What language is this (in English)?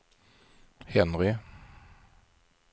Swedish